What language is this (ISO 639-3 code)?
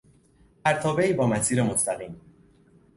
fas